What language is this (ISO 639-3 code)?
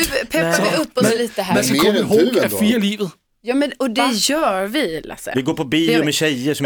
swe